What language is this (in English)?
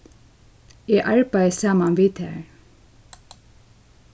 Faroese